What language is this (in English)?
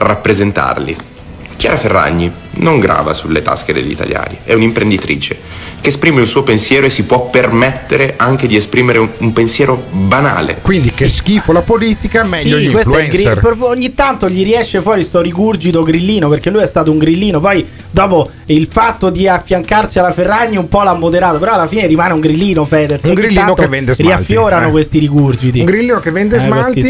Italian